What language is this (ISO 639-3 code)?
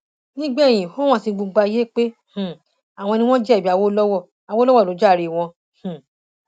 yor